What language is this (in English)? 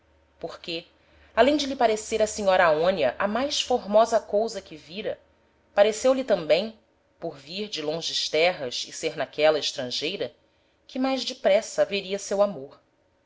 Portuguese